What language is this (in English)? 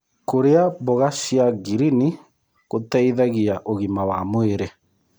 Kikuyu